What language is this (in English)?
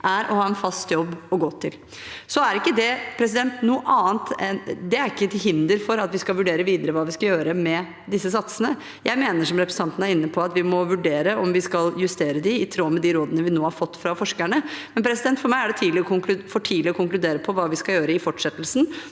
Norwegian